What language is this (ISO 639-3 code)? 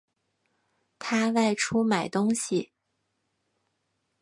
zho